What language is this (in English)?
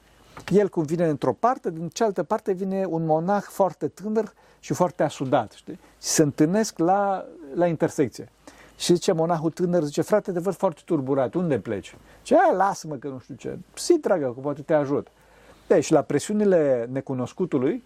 Romanian